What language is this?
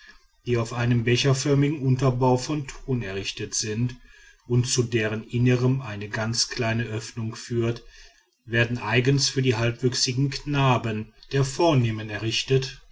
German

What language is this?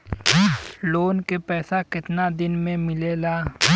Bhojpuri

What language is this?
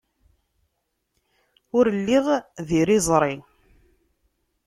Kabyle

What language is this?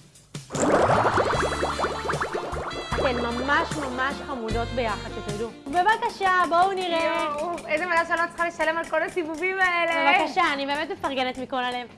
Hebrew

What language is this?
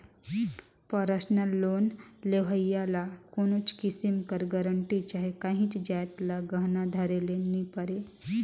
Chhattisgarhi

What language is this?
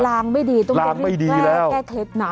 Thai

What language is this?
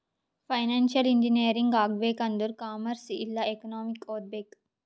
Kannada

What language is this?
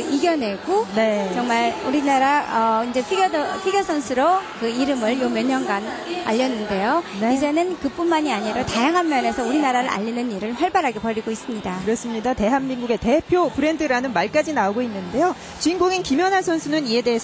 Korean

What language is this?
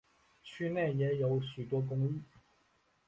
Chinese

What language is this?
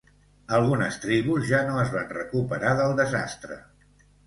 Catalan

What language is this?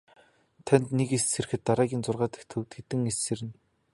Mongolian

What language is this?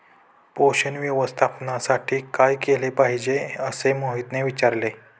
Marathi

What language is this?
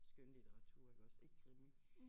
Danish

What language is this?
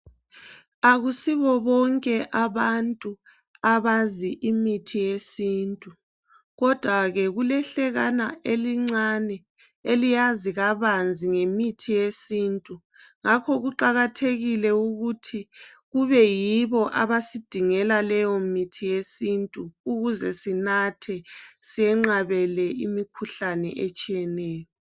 North Ndebele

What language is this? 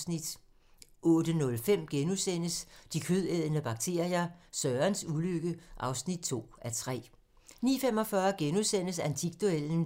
Danish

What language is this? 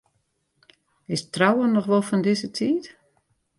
Western Frisian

